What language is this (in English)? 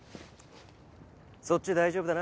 Japanese